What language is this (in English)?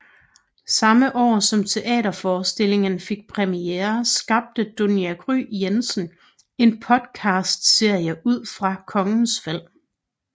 Danish